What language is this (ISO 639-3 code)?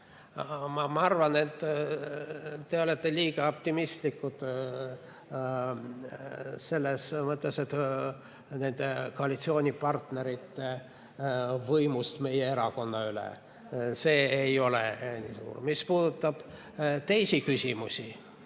est